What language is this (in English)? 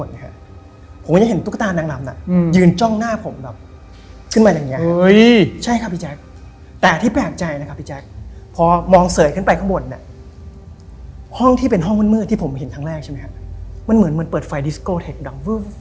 Thai